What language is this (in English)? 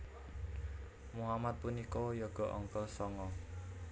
Javanese